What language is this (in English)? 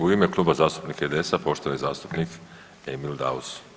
Croatian